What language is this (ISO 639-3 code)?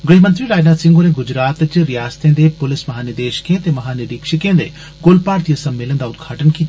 doi